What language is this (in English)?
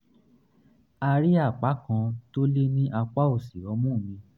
Yoruba